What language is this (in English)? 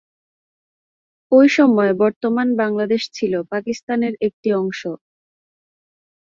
Bangla